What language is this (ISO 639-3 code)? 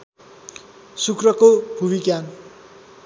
nep